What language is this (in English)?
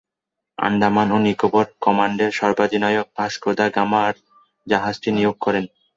Bangla